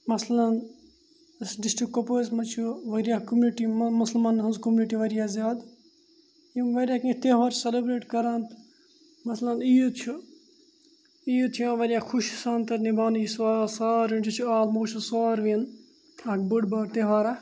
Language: Kashmiri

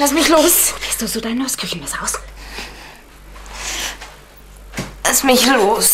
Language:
German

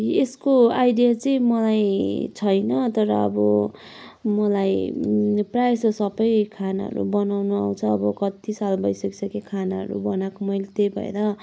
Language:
Nepali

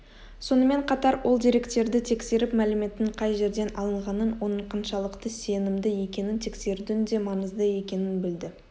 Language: Kazakh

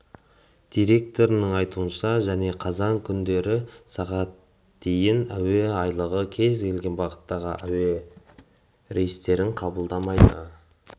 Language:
Kazakh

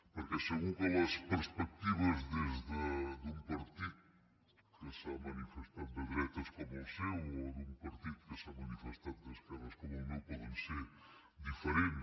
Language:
Catalan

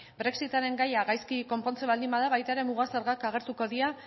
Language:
Basque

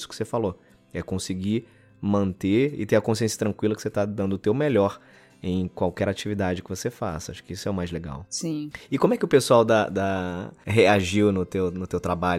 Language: Portuguese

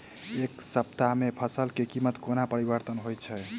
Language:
Maithili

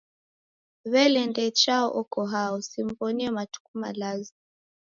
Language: Taita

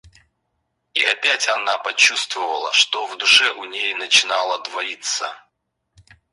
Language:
Russian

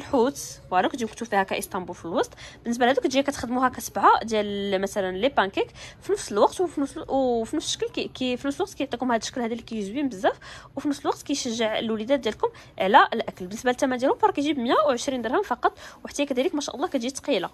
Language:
Arabic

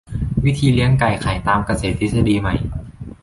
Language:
Thai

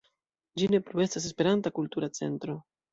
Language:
Esperanto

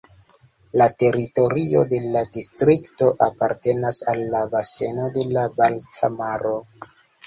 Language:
Esperanto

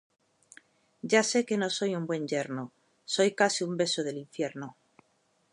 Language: Spanish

